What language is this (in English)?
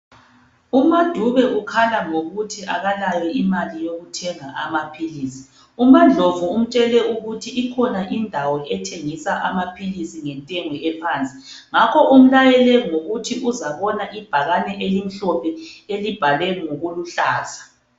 North Ndebele